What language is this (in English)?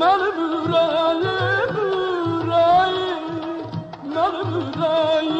Turkish